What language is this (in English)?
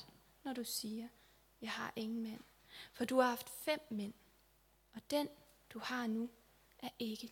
Danish